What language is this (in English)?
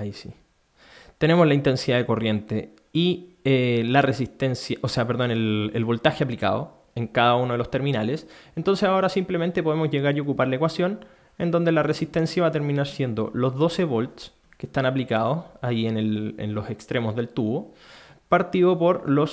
Spanish